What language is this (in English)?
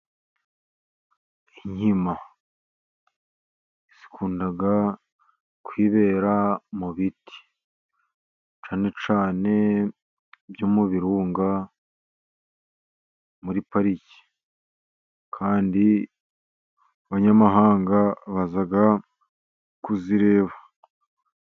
Kinyarwanda